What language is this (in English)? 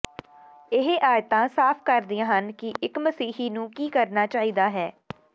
Punjabi